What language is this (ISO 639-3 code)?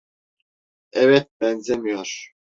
tur